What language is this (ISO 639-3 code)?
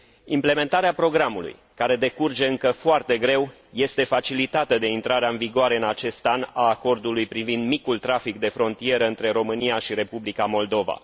ron